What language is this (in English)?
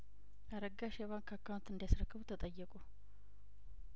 Amharic